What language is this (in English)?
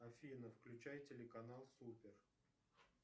Russian